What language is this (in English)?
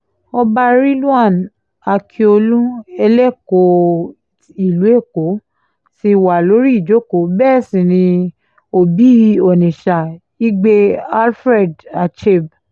Yoruba